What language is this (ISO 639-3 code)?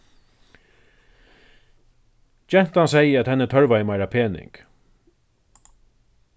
fao